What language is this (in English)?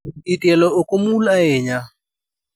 Luo (Kenya and Tanzania)